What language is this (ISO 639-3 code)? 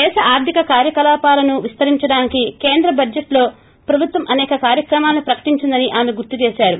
tel